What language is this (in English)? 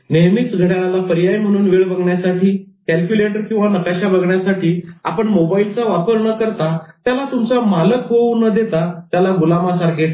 Marathi